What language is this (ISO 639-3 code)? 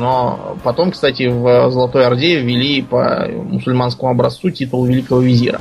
rus